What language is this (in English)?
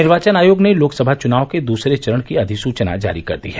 Hindi